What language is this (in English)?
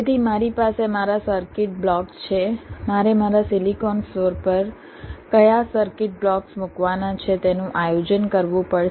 Gujarati